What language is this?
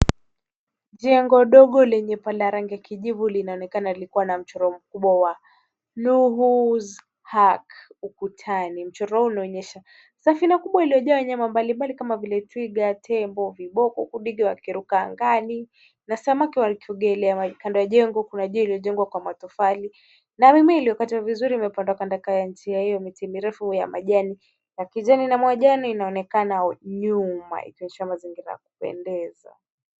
Swahili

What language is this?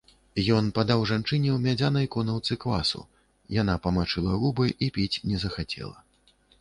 Belarusian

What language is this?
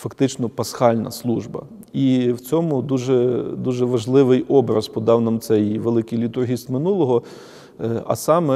Ukrainian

